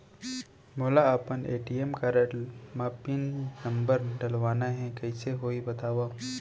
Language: Chhattisgarhi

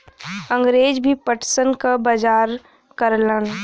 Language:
Bhojpuri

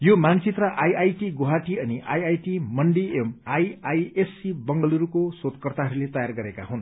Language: Nepali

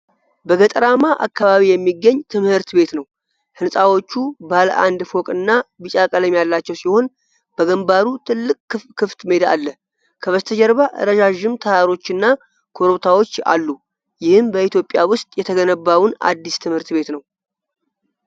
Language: Amharic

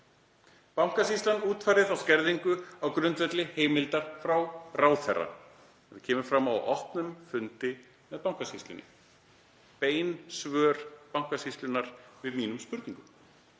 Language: Icelandic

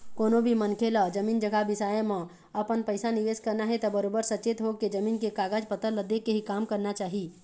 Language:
Chhattisgarhi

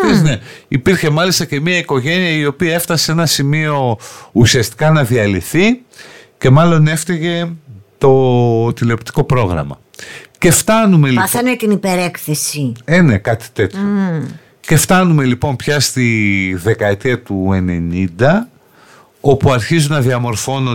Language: Greek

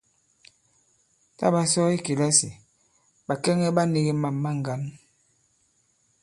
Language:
Bankon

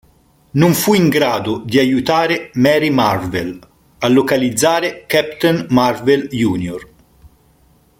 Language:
Italian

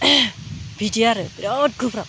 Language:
Bodo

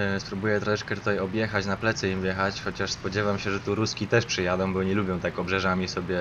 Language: Polish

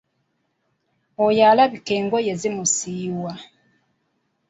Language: Ganda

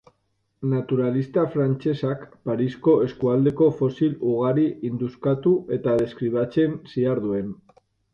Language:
Basque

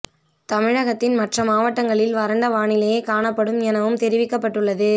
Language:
Tamil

